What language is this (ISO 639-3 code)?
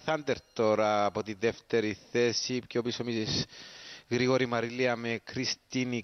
ell